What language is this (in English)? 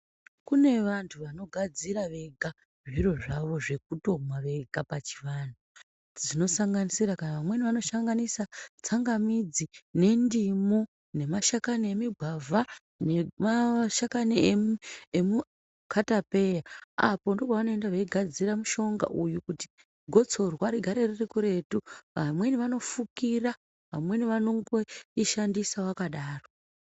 Ndau